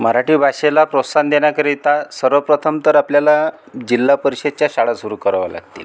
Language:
Marathi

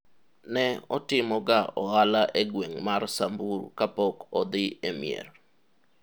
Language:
Luo (Kenya and Tanzania)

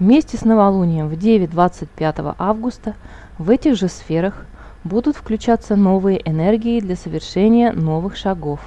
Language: Russian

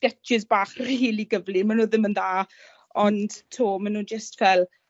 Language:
Welsh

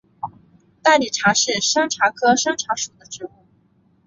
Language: Chinese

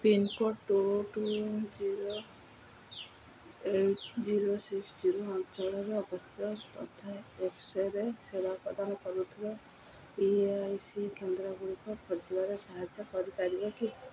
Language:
Odia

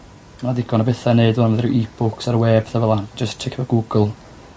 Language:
Welsh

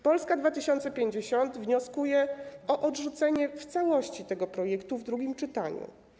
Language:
Polish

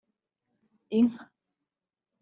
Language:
Kinyarwanda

